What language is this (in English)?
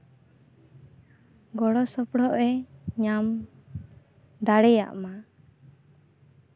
Santali